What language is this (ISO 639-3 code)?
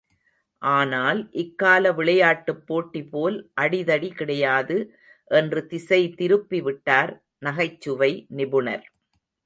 tam